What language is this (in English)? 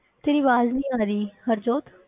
Punjabi